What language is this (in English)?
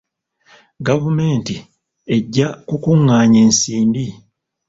Ganda